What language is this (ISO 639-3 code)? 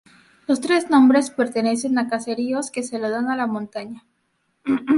spa